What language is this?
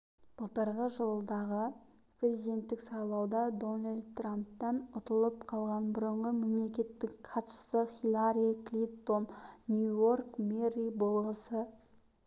Kazakh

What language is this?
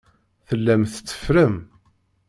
Kabyle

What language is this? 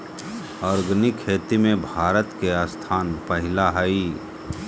Magahi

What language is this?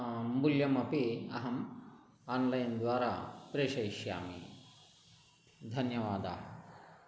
Sanskrit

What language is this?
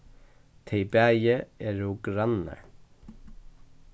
Faroese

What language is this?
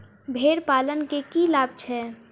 Maithili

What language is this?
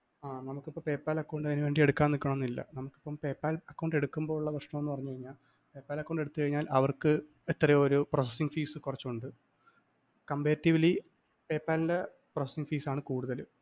Malayalam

